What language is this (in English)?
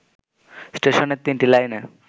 Bangla